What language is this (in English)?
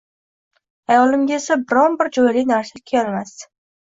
Uzbek